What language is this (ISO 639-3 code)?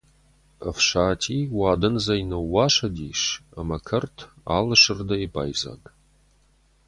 oss